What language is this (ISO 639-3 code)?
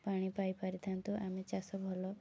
ori